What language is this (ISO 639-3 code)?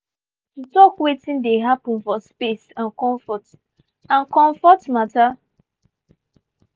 pcm